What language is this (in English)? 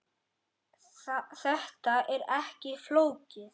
Icelandic